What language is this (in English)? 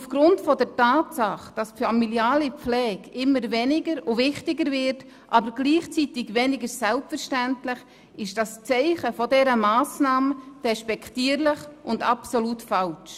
Swiss German